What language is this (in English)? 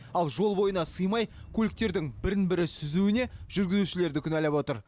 Kazakh